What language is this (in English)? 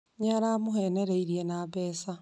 Kikuyu